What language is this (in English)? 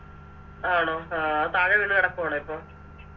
Malayalam